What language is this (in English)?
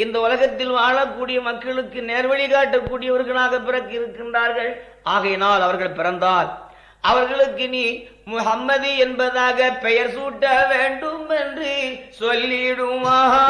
Tamil